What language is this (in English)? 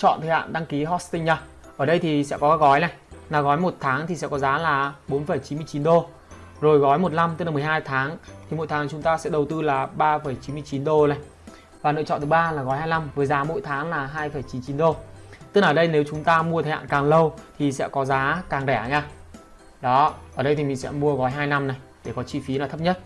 Vietnamese